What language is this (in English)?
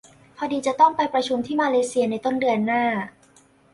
Thai